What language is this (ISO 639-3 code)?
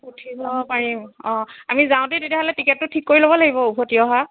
asm